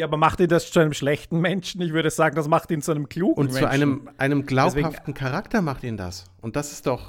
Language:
German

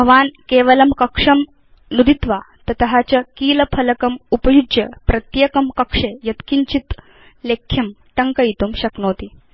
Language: Sanskrit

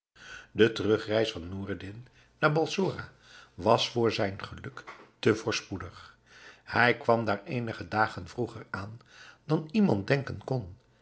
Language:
Dutch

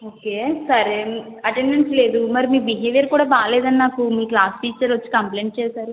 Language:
Telugu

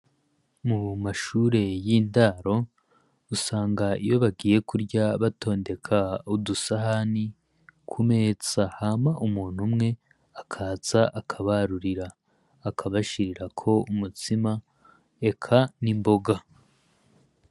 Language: Rundi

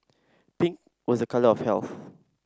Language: English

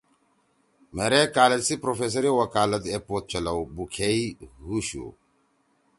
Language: Torwali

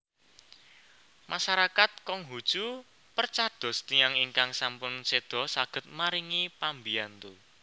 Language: Javanese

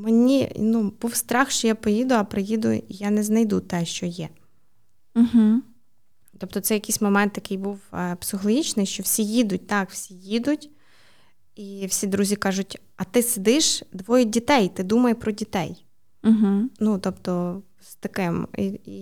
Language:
Ukrainian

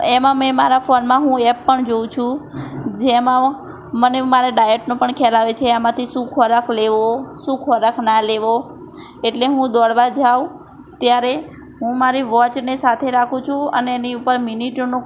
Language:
Gujarati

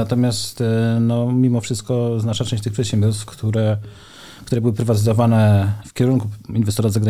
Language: Polish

